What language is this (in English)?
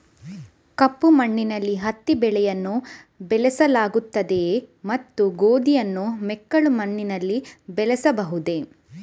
Kannada